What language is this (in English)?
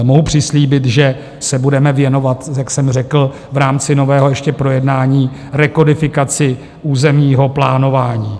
Czech